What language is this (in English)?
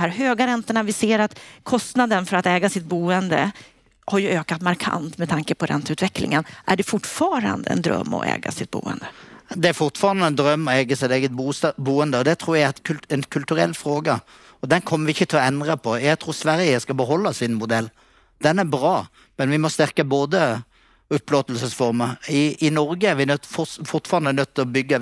Swedish